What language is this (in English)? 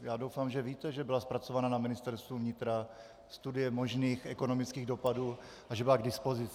Czech